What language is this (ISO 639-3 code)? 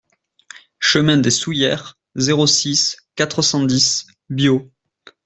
fra